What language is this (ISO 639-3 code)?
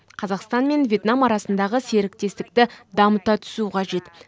kaz